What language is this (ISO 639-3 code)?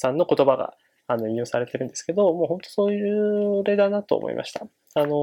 jpn